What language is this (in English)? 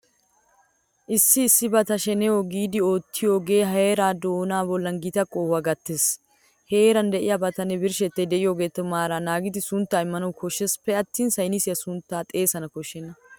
Wolaytta